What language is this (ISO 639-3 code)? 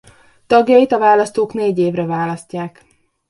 hun